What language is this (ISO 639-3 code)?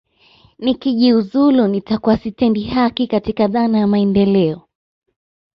swa